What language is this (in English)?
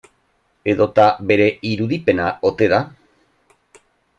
Basque